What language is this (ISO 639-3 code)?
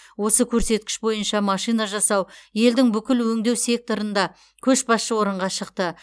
kaz